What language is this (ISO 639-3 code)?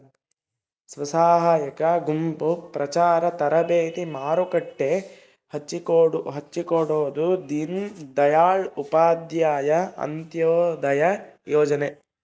kan